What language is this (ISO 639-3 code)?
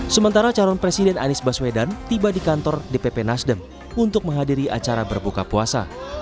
ind